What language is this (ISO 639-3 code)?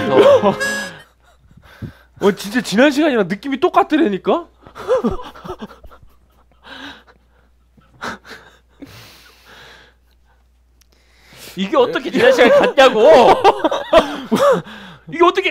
kor